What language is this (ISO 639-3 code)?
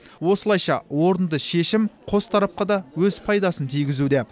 kaz